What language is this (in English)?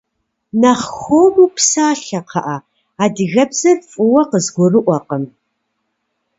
Kabardian